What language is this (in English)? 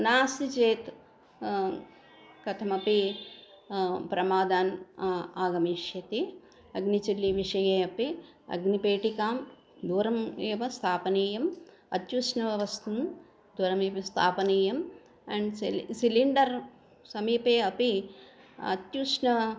Sanskrit